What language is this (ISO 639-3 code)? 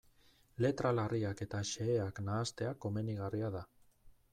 eus